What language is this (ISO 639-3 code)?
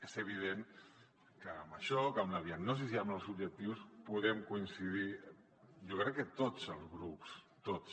cat